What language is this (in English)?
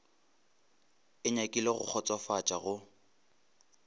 Northern Sotho